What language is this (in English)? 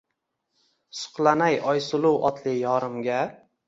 Uzbek